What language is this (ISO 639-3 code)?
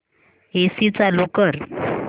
mar